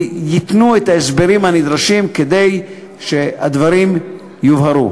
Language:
Hebrew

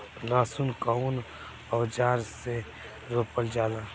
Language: Bhojpuri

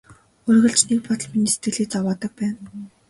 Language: Mongolian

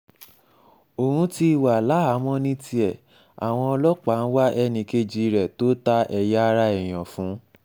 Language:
Yoruba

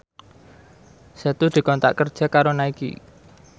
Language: Javanese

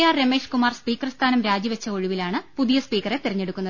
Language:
Malayalam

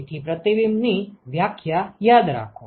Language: Gujarati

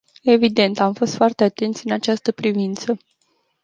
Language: Romanian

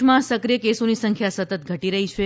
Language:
Gujarati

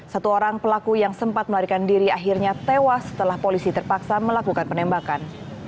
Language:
Indonesian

